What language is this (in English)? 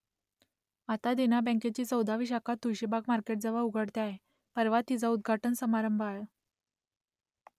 Marathi